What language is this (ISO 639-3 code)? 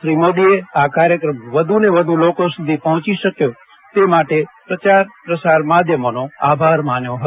guj